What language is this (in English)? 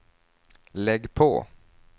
Swedish